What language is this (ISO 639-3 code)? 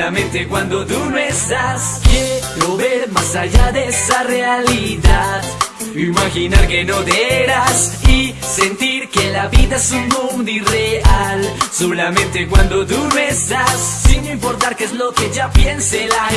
jpn